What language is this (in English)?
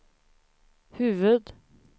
Swedish